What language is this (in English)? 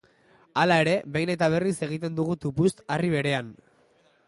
Basque